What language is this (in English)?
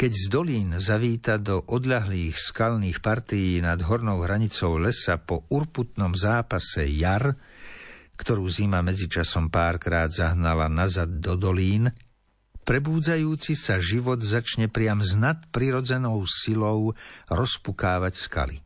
Slovak